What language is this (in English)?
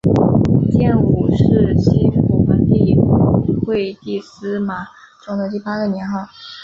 Chinese